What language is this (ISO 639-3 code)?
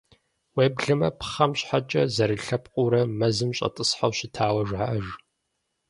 kbd